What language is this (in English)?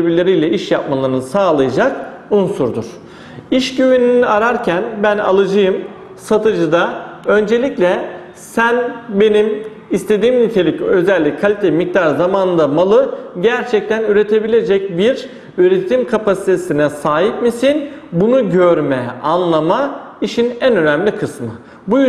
Turkish